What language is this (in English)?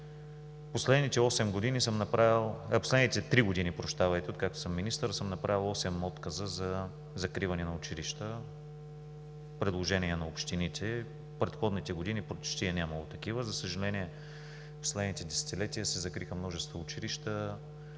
Bulgarian